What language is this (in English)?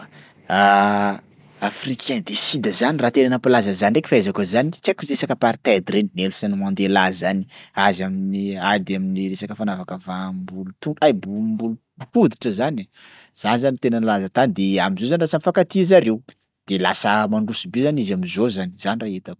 Sakalava Malagasy